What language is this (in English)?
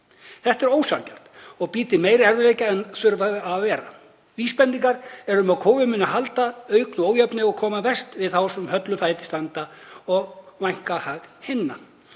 Icelandic